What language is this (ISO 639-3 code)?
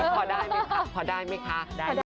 tha